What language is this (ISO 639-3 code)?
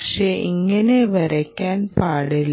mal